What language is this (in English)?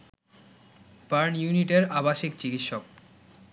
Bangla